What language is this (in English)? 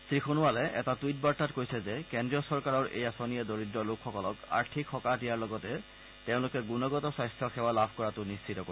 Assamese